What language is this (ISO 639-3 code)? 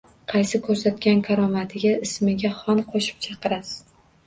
uzb